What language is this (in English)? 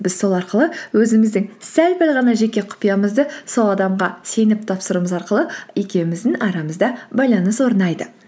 Kazakh